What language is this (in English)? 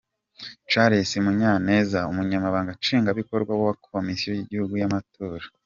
Kinyarwanda